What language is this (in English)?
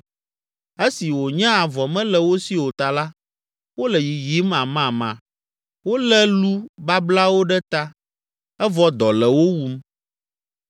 Ewe